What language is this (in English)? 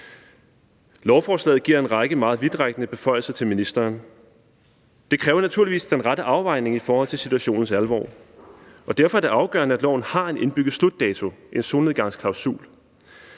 Danish